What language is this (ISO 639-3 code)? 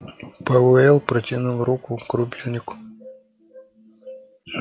rus